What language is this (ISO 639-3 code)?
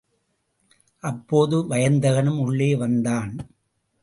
tam